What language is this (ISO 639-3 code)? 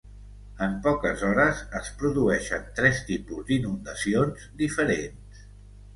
cat